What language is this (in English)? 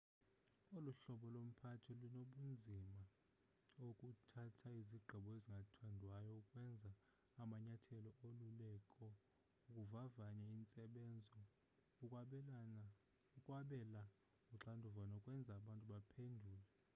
Xhosa